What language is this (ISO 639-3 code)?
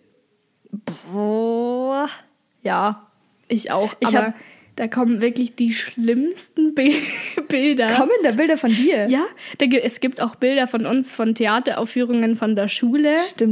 deu